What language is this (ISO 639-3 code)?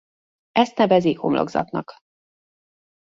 hun